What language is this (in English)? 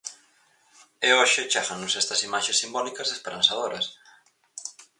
Galician